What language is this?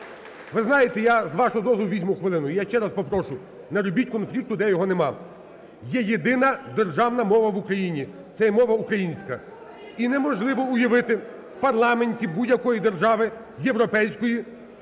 Ukrainian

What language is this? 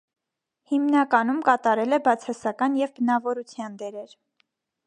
Armenian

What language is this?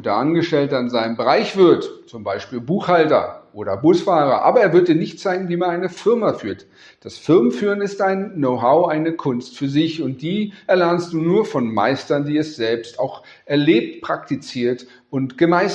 German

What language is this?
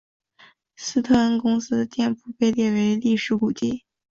Chinese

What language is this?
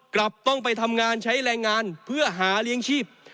Thai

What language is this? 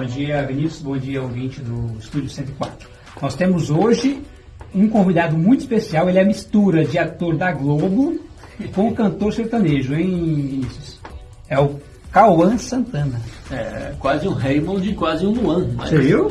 Portuguese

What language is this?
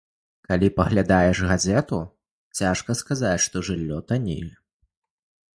Belarusian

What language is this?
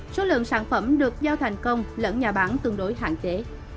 Vietnamese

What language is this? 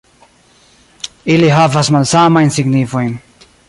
Esperanto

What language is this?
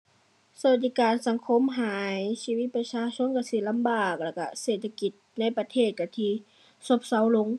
Thai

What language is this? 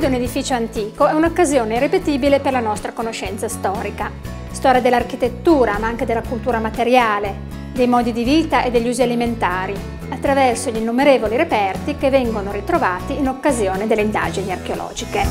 Italian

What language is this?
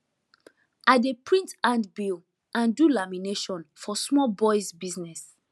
Nigerian Pidgin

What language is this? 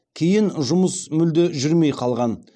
Kazakh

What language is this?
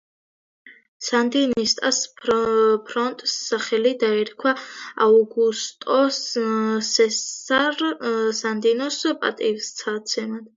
Georgian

